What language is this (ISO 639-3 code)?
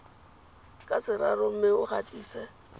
tsn